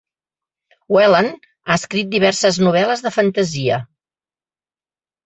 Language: Catalan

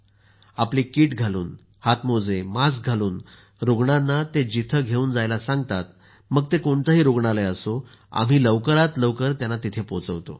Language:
Marathi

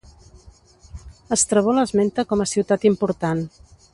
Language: Catalan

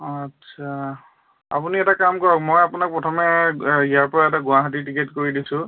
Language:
Assamese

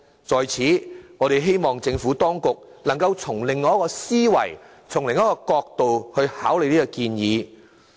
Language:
Cantonese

